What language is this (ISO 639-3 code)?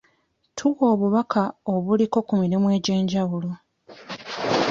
lug